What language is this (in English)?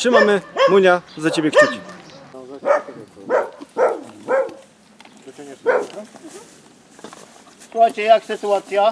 Polish